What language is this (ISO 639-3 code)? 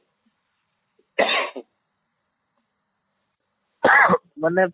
ori